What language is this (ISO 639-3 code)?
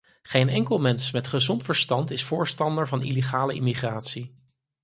nld